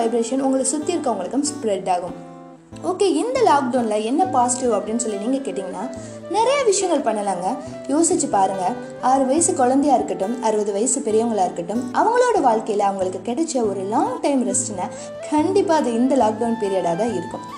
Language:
Tamil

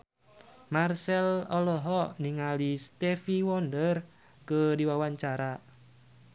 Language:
Sundanese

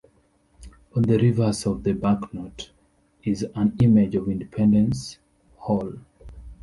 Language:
English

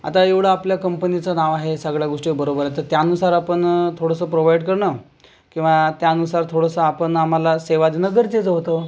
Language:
Marathi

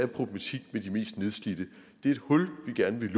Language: Danish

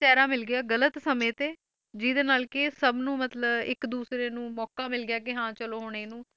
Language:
Punjabi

